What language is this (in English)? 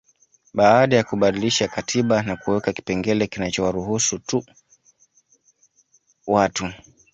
Swahili